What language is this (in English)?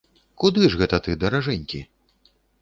Belarusian